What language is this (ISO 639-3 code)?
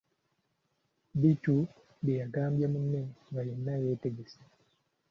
lug